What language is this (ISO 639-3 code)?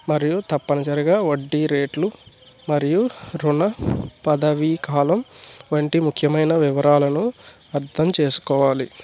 tel